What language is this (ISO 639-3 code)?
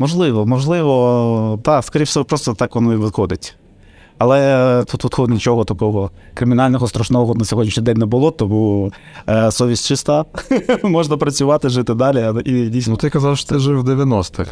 ukr